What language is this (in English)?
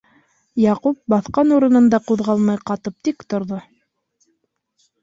Bashkir